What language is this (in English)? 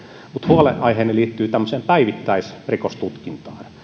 Finnish